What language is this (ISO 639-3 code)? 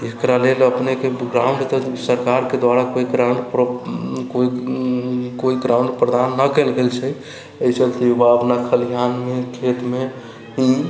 mai